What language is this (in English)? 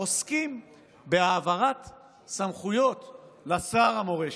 Hebrew